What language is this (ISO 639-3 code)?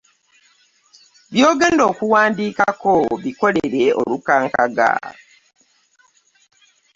lug